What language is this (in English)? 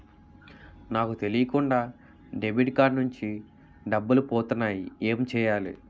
Telugu